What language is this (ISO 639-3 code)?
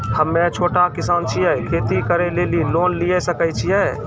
mai